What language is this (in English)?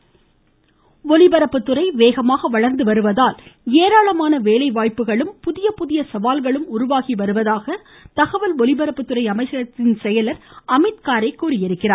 Tamil